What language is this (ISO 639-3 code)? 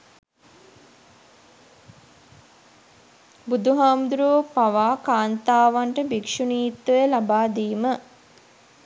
sin